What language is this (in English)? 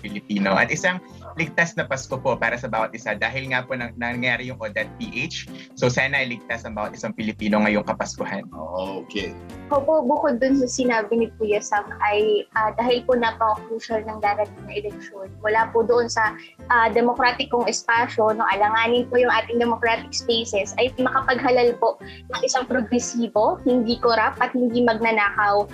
Filipino